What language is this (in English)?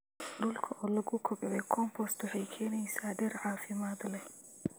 Somali